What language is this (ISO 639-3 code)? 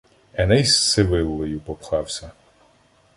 ukr